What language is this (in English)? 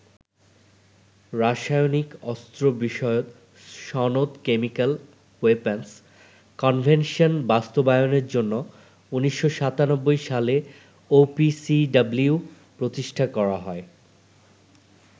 Bangla